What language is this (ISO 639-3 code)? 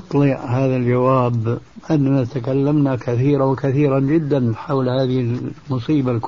ara